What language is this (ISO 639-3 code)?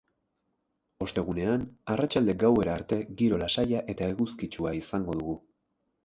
eus